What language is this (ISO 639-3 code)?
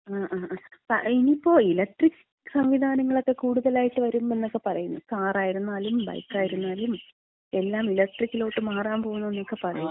mal